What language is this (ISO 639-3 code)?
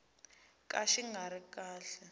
tso